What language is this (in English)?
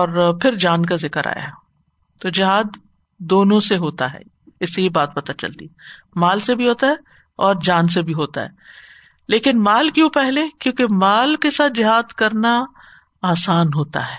Urdu